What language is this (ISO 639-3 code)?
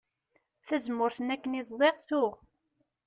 kab